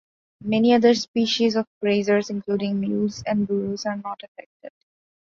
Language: English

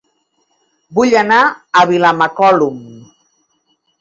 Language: Catalan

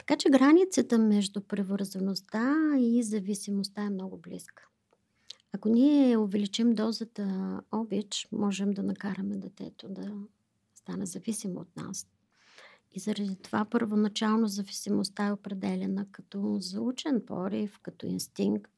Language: Bulgarian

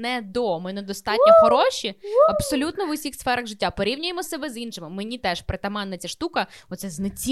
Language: Ukrainian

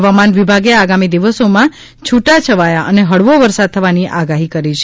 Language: Gujarati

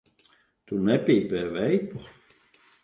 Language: Latvian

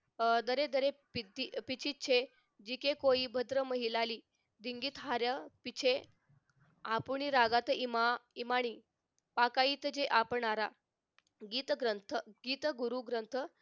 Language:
Marathi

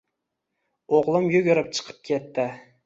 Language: Uzbek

